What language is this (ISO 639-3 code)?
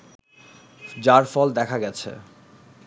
ben